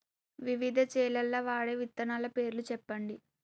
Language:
Telugu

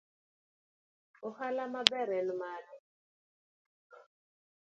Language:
Luo (Kenya and Tanzania)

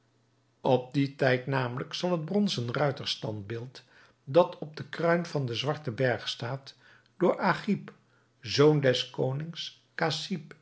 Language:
Dutch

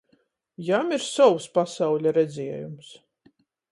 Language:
Latgalian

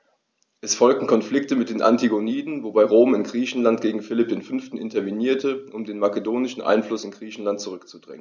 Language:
German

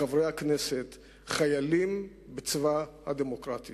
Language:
Hebrew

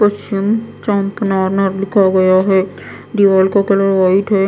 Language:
Hindi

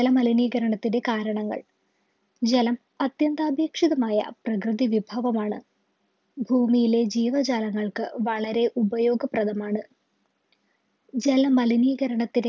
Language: Malayalam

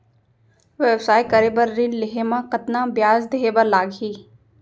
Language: Chhattisgarhi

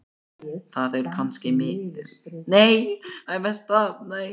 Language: Icelandic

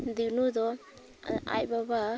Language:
Santali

